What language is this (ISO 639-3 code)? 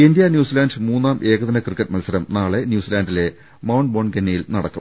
mal